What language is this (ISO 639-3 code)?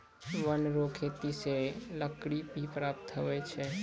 mai